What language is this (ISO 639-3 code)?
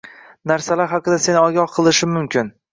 uzb